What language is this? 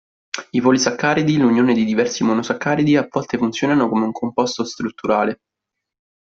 Italian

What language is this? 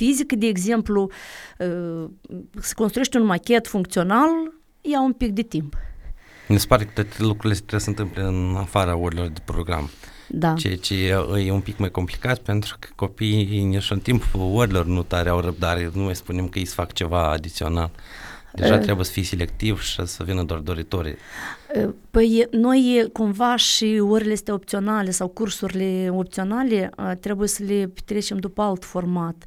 Romanian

